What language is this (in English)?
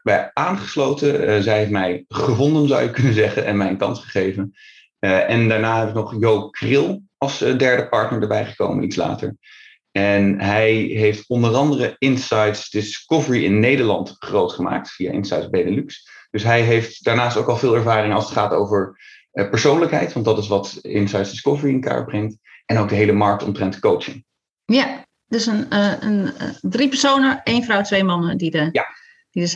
Dutch